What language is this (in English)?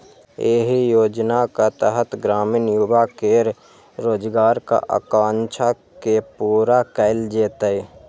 Maithili